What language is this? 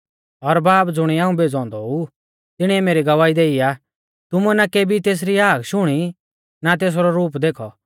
Mahasu Pahari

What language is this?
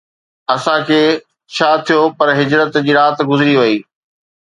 Sindhi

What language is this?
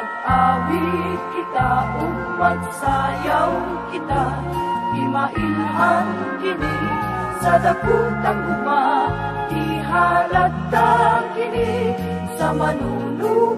Indonesian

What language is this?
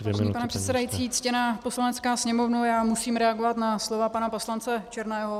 Czech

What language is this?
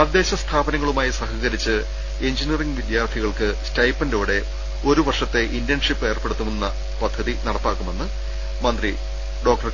Malayalam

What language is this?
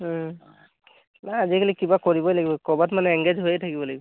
Assamese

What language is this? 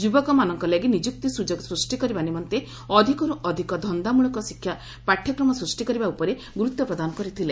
Odia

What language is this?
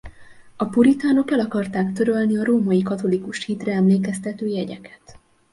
Hungarian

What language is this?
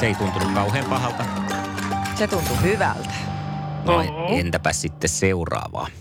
Finnish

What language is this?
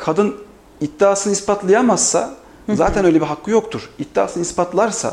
Turkish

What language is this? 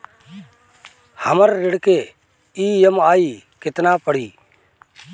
Bhojpuri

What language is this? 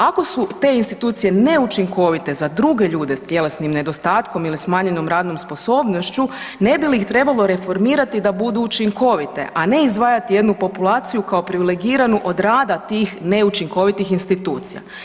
Croatian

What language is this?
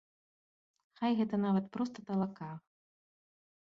Belarusian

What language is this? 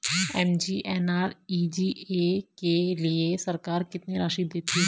Hindi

